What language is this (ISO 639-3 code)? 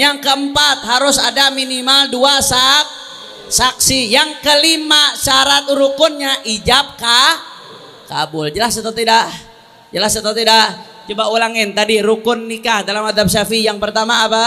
ind